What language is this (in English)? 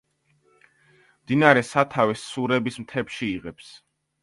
Georgian